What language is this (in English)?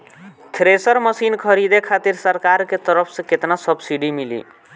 Bhojpuri